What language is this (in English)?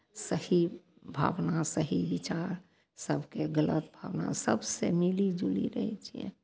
Maithili